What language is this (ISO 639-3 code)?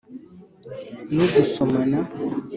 kin